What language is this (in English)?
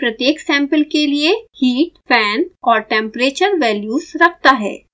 Hindi